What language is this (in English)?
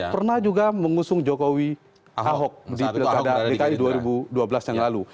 Indonesian